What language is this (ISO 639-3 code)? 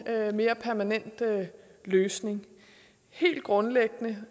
dan